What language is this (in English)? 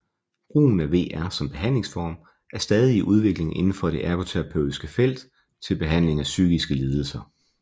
Danish